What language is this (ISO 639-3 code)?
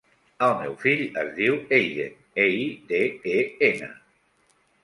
cat